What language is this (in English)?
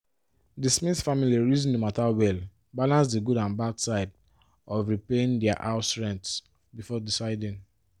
Nigerian Pidgin